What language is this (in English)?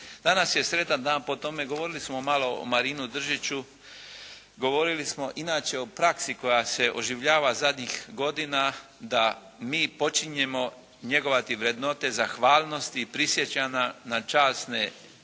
Croatian